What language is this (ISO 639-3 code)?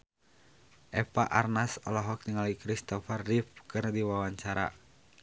sun